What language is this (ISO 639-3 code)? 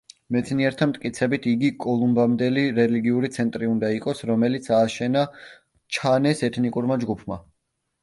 kat